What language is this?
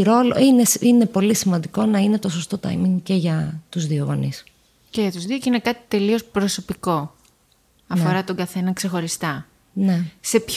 Greek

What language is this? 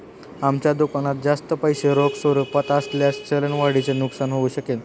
Marathi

